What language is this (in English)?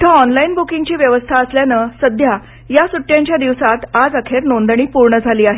Marathi